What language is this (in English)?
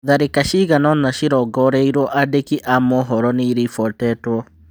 Kikuyu